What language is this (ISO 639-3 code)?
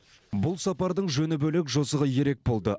kaz